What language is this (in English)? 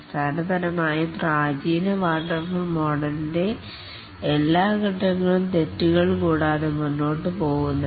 Malayalam